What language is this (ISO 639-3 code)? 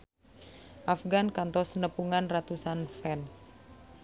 sun